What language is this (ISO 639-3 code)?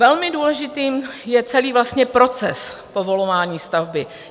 ces